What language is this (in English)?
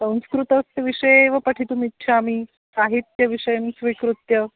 Sanskrit